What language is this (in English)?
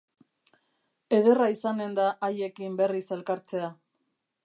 Basque